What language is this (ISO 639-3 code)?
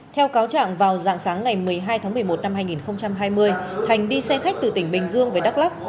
vie